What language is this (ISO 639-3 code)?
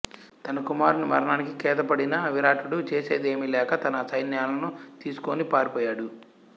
tel